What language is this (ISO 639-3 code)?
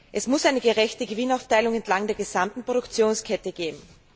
deu